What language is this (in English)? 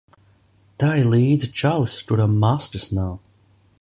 Latvian